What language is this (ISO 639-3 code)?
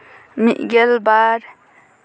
sat